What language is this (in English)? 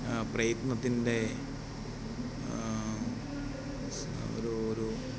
Malayalam